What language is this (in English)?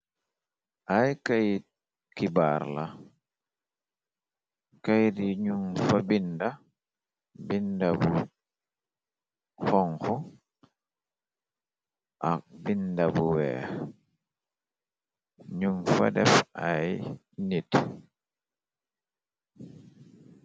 Wolof